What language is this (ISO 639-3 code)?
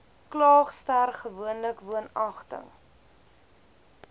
afr